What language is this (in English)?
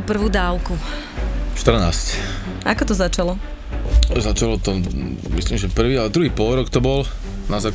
Slovak